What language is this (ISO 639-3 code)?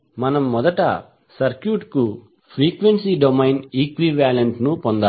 tel